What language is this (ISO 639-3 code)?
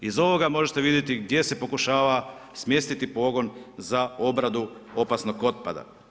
hrv